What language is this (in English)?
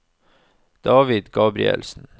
Norwegian